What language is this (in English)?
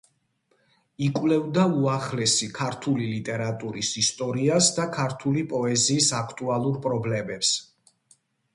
Georgian